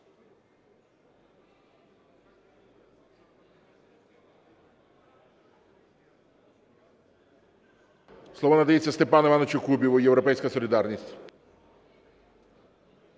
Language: Ukrainian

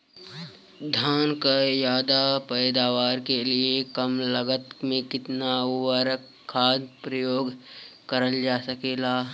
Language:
Bhojpuri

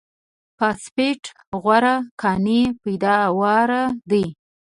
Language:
Pashto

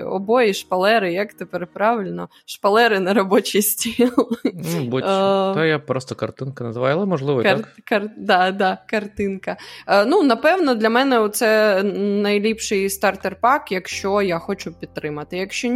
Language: Ukrainian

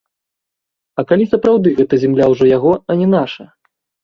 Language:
Belarusian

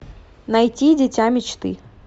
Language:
Russian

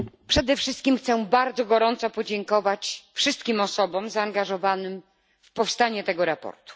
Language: Polish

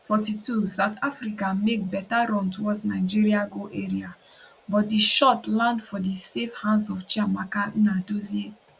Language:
Nigerian Pidgin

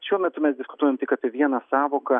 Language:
Lithuanian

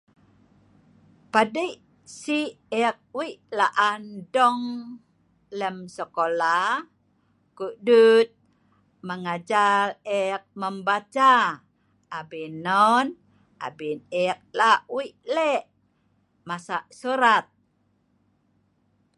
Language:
Sa'ban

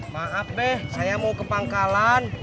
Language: Indonesian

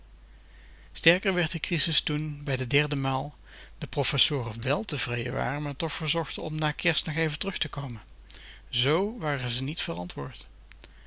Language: Dutch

